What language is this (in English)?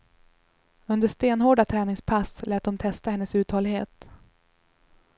Swedish